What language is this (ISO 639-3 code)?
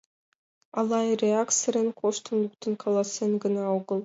chm